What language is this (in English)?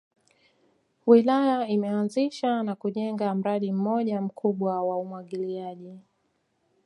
Swahili